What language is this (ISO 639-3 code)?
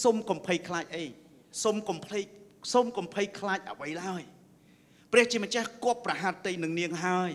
tha